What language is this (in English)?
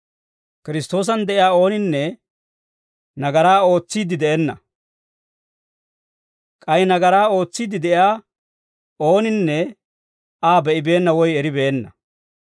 Dawro